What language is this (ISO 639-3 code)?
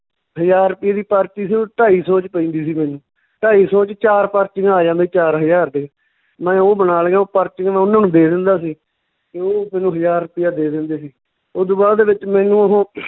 pan